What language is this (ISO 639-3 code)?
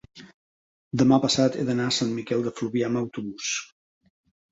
cat